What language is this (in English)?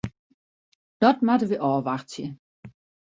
Western Frisian